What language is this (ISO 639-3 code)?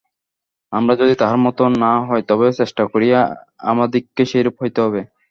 ben